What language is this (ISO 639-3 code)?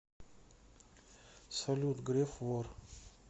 rus